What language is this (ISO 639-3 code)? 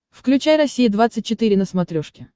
rus